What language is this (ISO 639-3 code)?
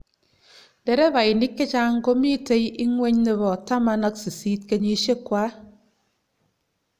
kln